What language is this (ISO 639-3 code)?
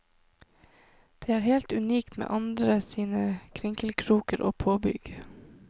nor